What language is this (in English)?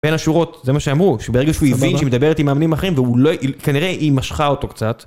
Hebrew